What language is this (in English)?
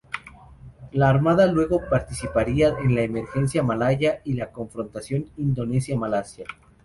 Spanish